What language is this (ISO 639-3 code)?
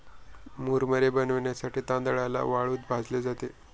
mar